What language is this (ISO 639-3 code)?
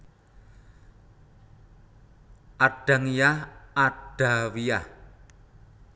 jav